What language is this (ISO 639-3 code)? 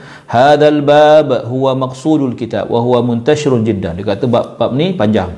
msa